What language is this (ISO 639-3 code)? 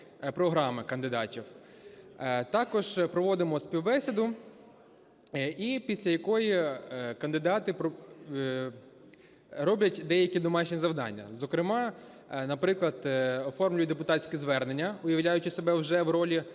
ukr